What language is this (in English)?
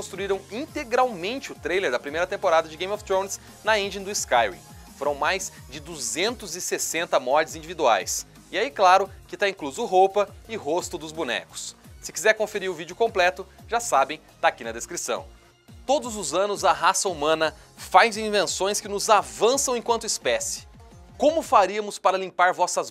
Portuguese